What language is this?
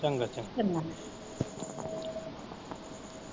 Punjabi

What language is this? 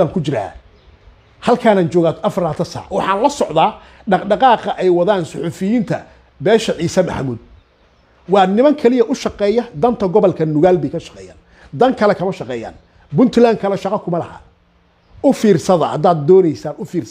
Arabic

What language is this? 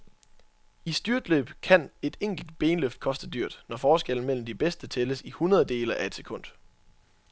Danish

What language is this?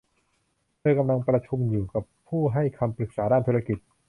Thai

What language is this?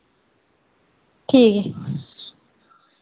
Dogri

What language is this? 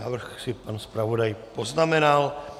Czech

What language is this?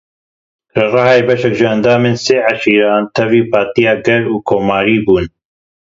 Kurdish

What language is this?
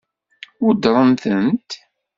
Kabyle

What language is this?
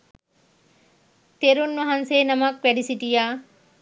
Sinhala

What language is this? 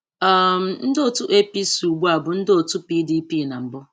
Igbo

